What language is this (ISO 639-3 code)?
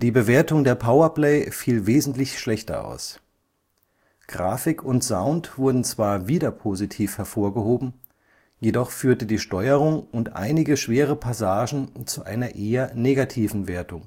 deu